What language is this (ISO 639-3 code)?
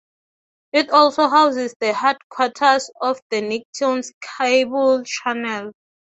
eng